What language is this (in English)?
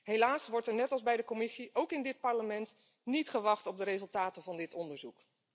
Dutch